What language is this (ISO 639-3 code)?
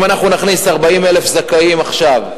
heb